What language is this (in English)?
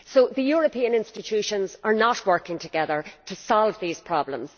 English